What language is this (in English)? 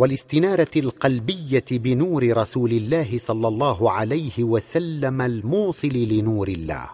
Arabic